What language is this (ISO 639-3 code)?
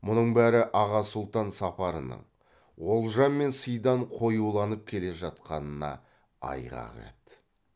kaz